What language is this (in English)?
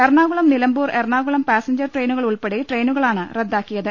Malayalam